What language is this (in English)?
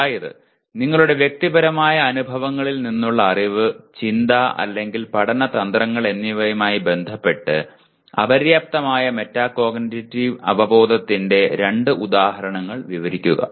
Malayalam